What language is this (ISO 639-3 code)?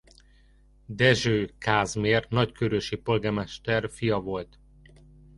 hun